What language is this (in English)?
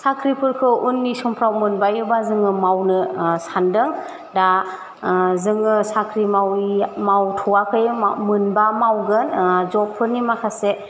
Bodo